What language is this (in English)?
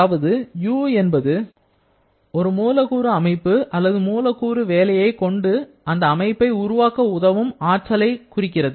Tamil